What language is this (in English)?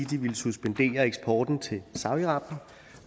Danish